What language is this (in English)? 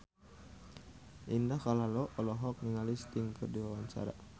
Sundanese